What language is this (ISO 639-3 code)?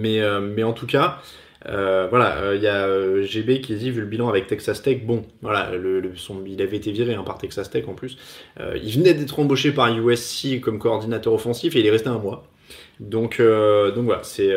fra